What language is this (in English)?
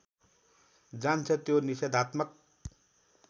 Nepali